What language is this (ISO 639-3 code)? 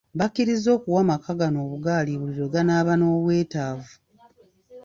lug